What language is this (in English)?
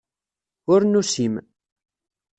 Kabyle